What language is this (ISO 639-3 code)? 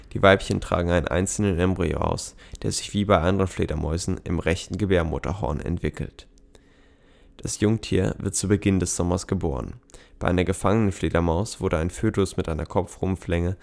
deu